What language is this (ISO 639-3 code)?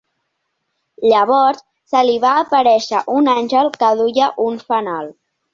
cat